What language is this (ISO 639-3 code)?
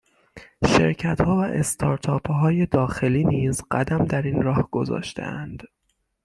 fas